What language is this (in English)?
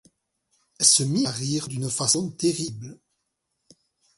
French